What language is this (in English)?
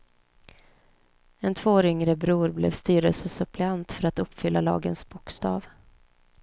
Swedish